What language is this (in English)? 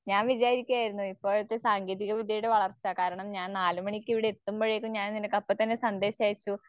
Malayalam